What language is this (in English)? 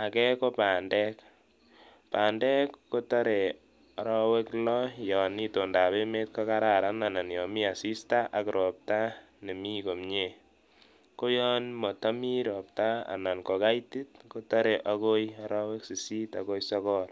Kalenjin